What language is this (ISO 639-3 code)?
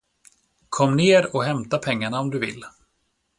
swe